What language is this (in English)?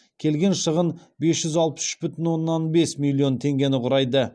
Kazakh